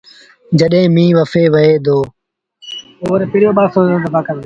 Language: Sindhi Bhil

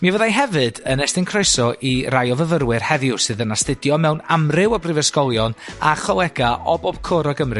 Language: Welsh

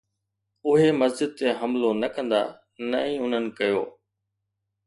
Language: Sindhi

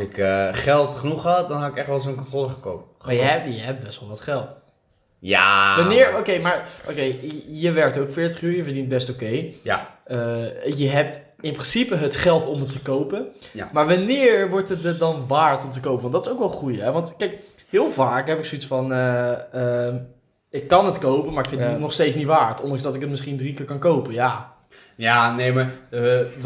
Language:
Dutch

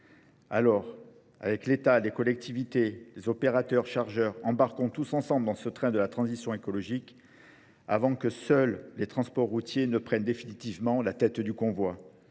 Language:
French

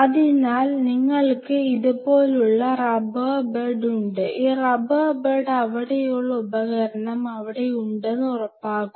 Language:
Malayalam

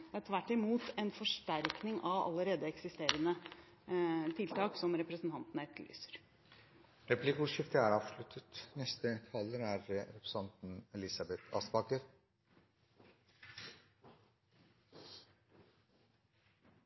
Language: Norwegian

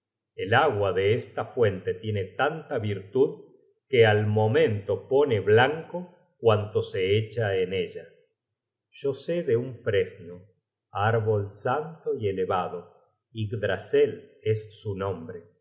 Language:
Spanish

